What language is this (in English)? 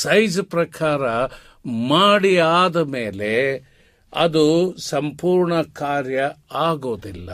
Kannada